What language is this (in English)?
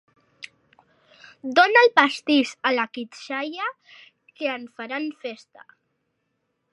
Catalan